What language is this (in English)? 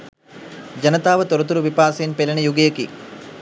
Sinhala